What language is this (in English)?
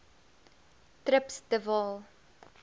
Afrikaans